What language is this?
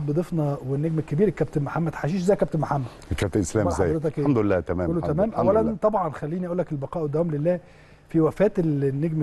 Arabic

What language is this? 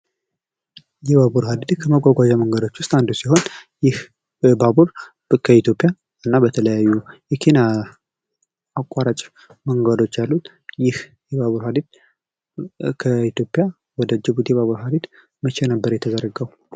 Amharic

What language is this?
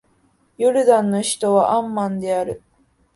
Japanese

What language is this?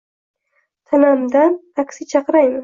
Uzbek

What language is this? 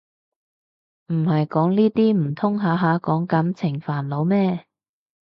Cantonese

